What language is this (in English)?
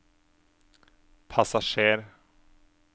Norwegian